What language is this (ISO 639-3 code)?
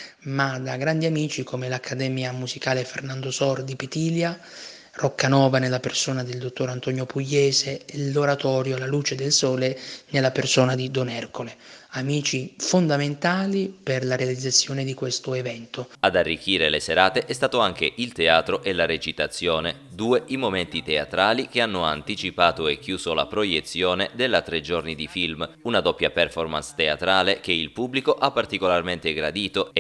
ita